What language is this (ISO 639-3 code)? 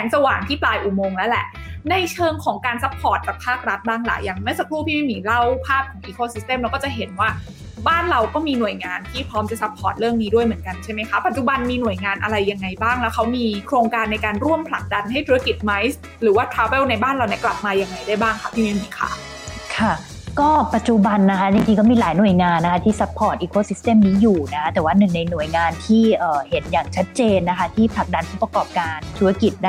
tha